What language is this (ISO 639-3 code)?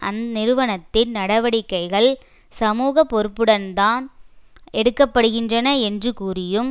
tam